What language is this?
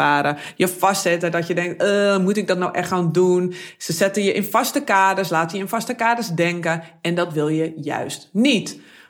Dutch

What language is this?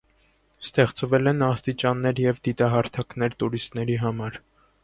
Armenian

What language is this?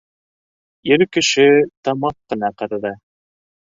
Bashkir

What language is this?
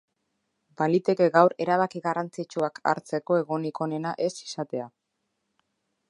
Basque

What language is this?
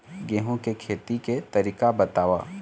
Chhattisgarhi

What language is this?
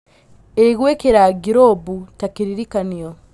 Kikuyu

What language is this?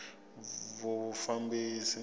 Tsonga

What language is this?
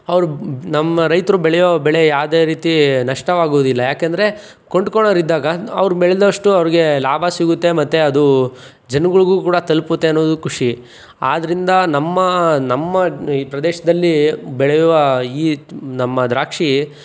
Kannada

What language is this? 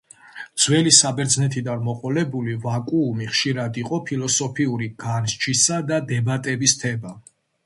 Georgian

